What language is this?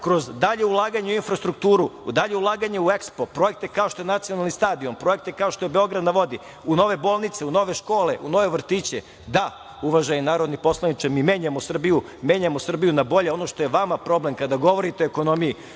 Serbian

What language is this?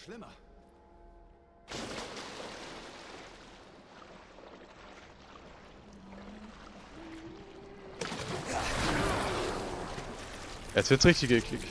German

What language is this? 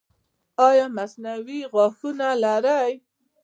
Pashto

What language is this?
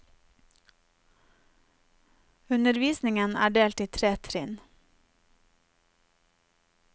Norwegian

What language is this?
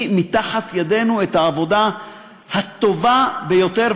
Hebrew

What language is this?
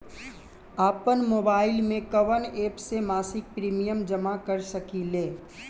Bhojpuri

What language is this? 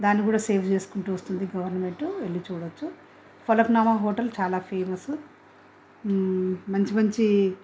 Telugu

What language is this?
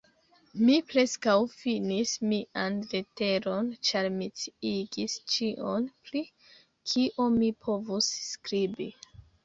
Esperanto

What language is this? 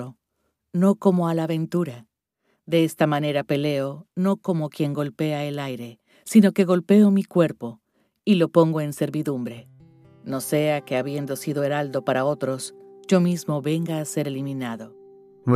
Spanish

